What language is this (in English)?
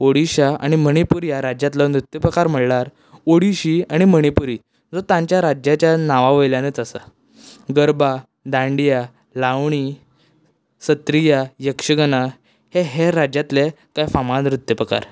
Konkani